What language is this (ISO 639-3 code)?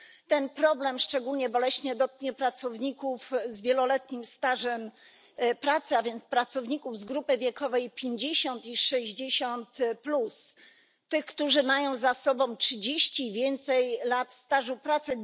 pol